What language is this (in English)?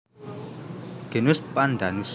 Javanese